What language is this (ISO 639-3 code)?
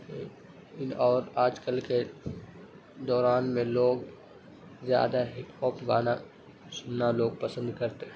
urd